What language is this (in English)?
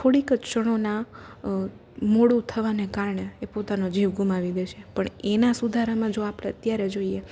Gujarati